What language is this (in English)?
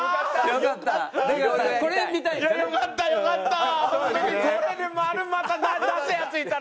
Japanese